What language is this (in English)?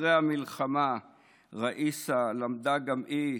Hebrew